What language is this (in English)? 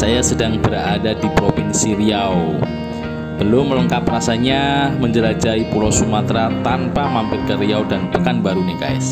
Indonesian